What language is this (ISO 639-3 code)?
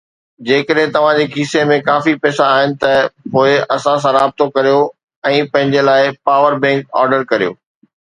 snd